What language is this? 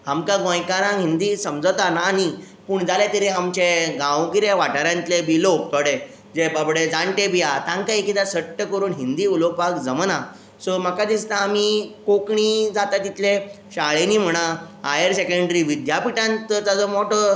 Konkani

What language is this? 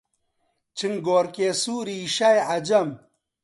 Central Kurdish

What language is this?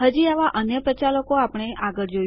Gujarati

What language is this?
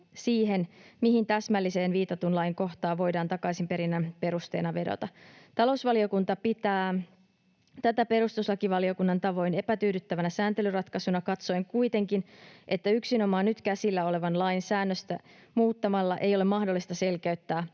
Finnish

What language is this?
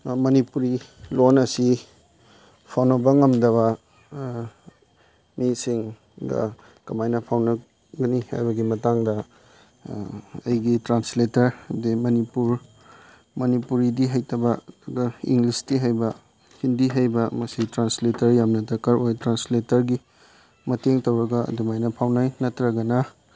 Manipuri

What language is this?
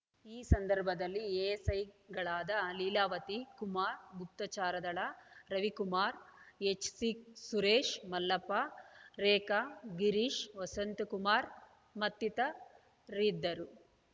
Kannada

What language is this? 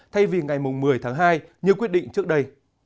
Vietnamese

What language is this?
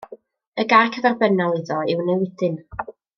Welsh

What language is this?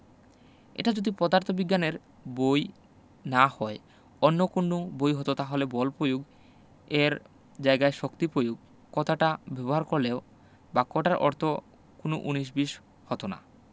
Bangla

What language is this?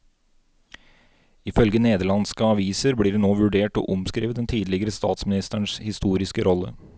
Norwegian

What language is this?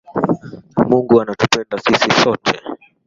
Swahili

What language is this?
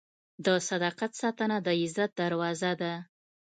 Pashto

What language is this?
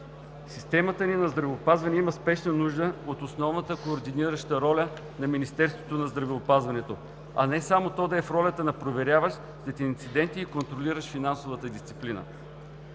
Bulgarian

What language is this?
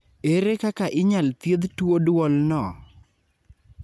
Luo (Kenya and Tanzania)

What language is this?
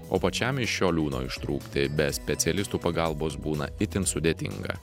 Lithuanian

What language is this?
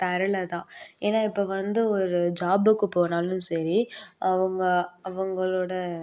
Tamil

